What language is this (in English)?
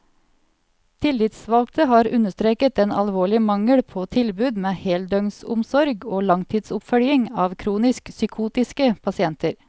Norwegian